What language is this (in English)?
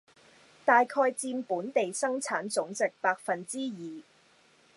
Cantonese